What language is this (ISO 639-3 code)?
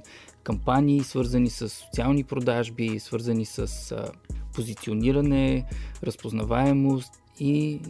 bul